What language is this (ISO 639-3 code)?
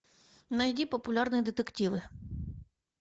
rus